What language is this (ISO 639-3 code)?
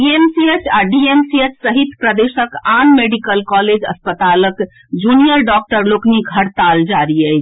mai